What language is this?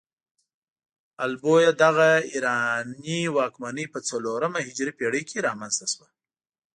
Pashto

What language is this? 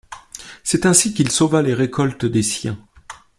French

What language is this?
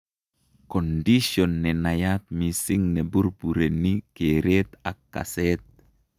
Kalenjin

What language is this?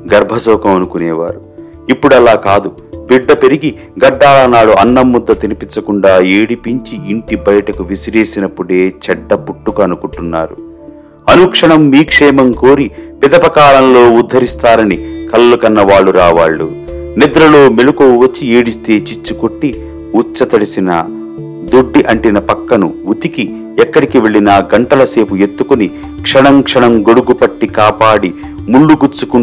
Telugu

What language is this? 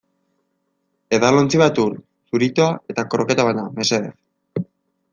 Basque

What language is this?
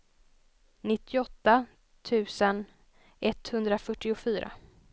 Swedish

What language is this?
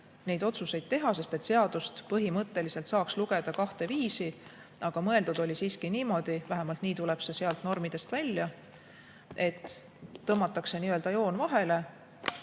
Estonian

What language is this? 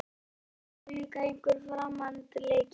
Icelandic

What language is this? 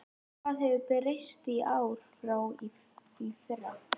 Icelandic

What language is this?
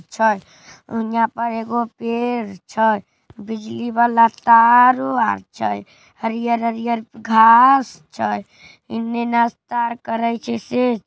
Magahi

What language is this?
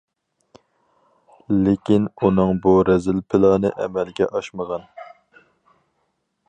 Uyghur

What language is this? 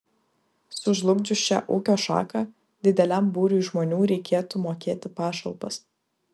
Lithuanian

